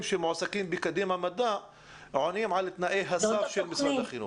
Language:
Hebrew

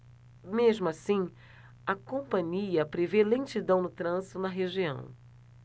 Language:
Portuguese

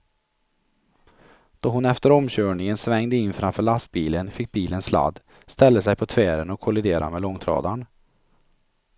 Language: Swedish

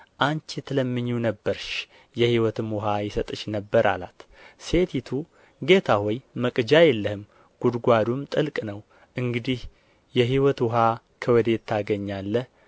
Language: Amharic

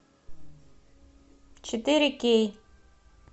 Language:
Russian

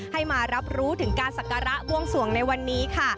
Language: Thai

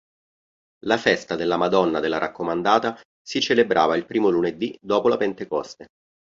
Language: Italian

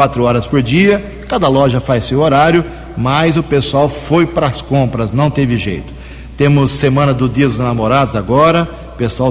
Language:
Portuguese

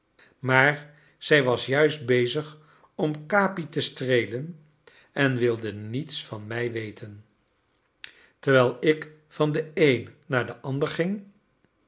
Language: Dutch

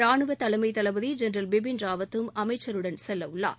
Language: Tamil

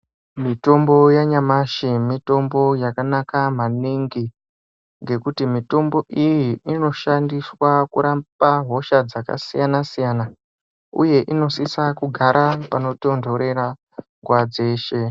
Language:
Ndau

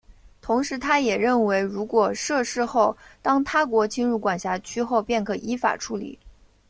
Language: Chinese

